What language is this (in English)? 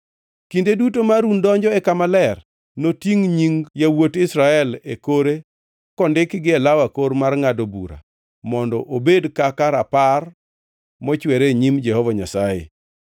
Luo (Kenya and Tanzania)